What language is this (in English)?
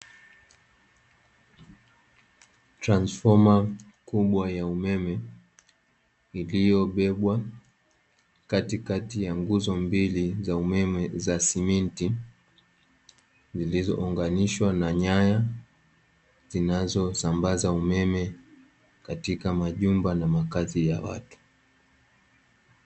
Swahili